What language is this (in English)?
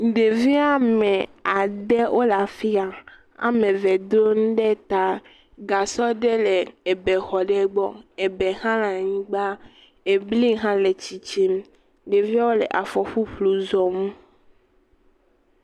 Ewe